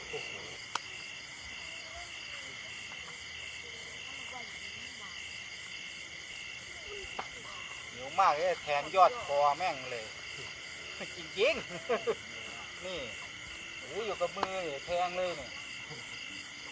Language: Thai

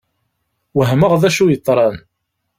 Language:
Kabyle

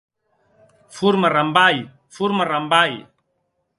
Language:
Occitan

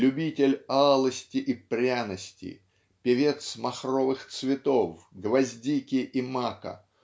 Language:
Russian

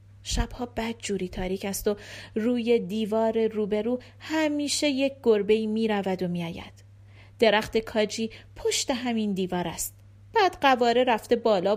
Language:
Persian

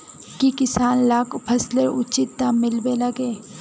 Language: Magahi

